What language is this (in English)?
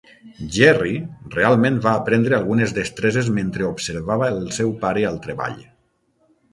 Catalan